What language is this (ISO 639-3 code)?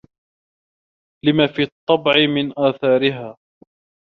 ara